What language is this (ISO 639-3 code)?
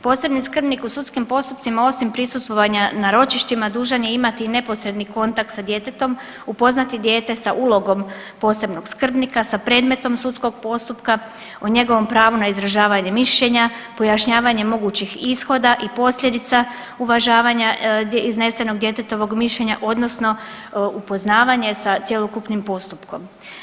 hrv